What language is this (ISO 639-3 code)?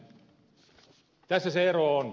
fin